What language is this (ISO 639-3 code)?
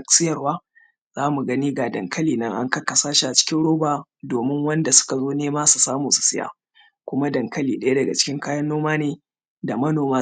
hau